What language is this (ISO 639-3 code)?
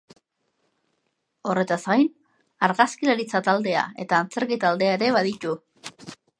eus